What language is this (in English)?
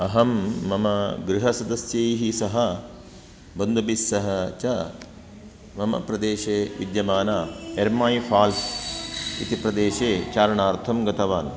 Sanskrit